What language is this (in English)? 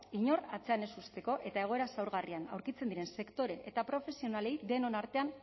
Basque